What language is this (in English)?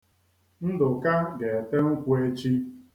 Igbo